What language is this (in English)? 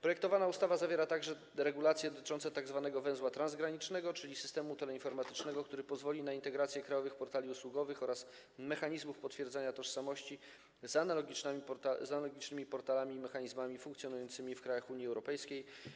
Polish